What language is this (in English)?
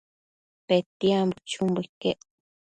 Matsés